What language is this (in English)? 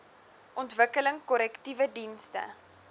Afrikaans